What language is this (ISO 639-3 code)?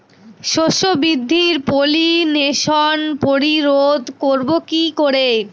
ben